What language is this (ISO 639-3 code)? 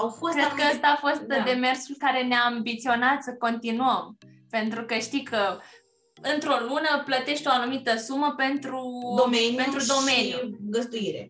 ron